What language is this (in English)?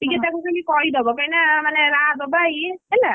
Odia